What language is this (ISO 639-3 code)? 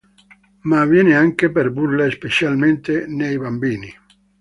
ita